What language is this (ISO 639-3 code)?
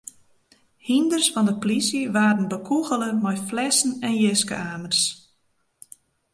fry